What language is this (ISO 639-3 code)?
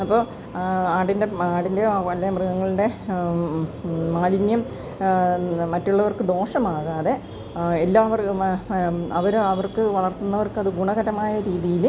mal